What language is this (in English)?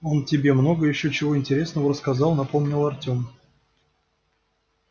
Russian